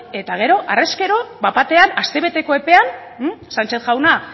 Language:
Basque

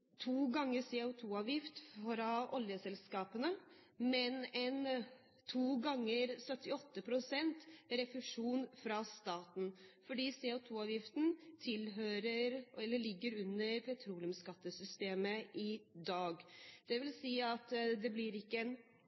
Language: Norwegian Bokmål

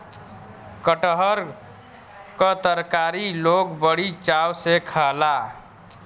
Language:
Bhojpuri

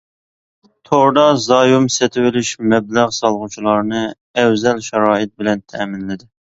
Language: Uyghur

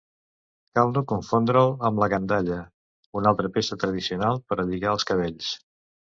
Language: Catalan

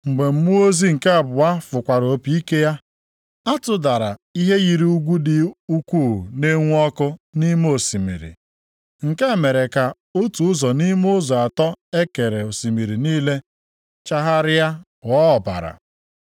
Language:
Igbo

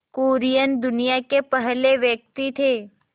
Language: Hindi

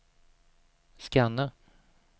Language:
Swedish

